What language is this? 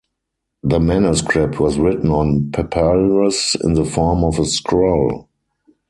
English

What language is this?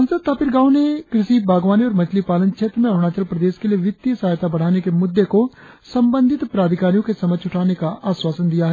Hindi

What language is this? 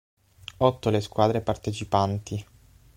Italian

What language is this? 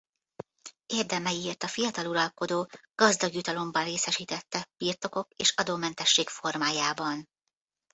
Hungarian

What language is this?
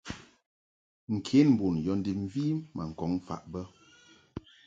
Mungaka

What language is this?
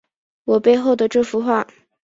Chinese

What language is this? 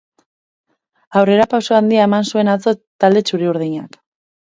Basque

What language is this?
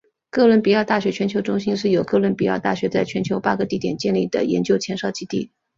Chinese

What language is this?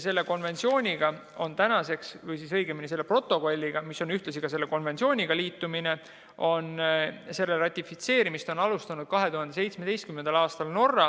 Estonian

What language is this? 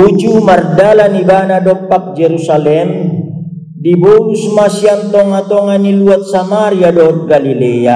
Indonesian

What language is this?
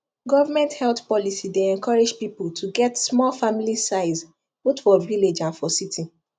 Nigerian Pidgin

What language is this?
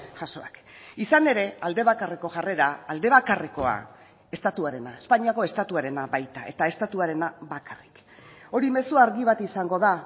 Basque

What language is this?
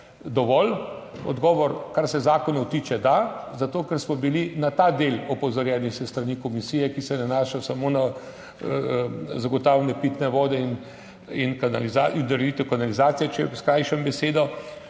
Slovenian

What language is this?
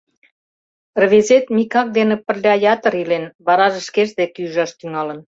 Mari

